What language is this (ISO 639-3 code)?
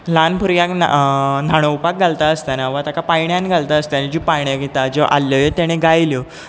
kok